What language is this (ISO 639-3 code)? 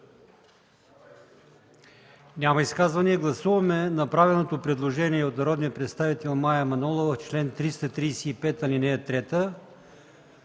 bul